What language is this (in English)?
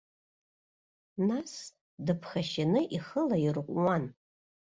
Abkhazian